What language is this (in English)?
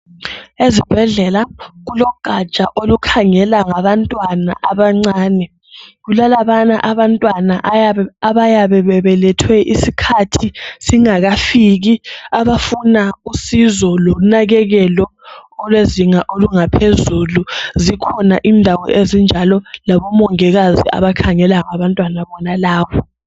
North Ndebele